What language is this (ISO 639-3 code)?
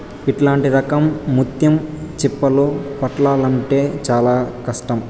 tel